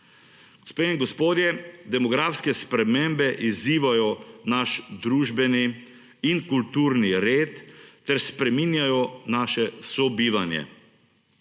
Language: Slovenian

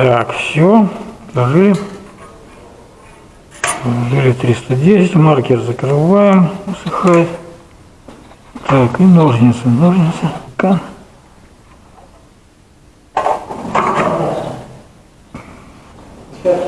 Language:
Russian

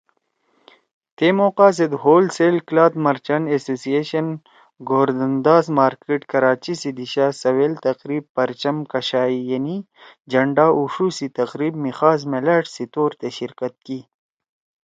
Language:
Torwali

